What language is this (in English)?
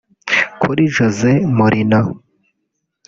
Kinyarwanda